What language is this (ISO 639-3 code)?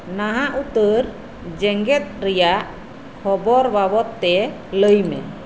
sat